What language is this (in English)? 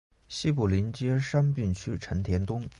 Chinese